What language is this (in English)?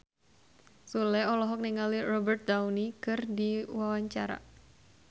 Sundanese